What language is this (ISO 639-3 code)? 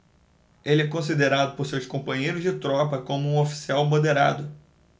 por